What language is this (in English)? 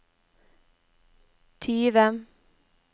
Norwegian